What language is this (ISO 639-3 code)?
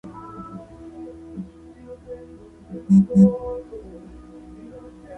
spa